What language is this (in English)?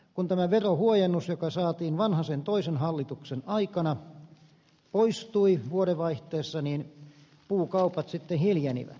Finnish